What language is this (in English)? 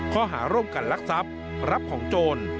Thai